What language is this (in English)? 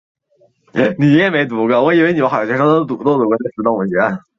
Chinese